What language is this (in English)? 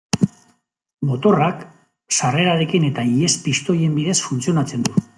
Basque